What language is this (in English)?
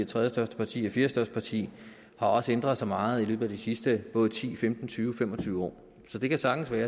Danish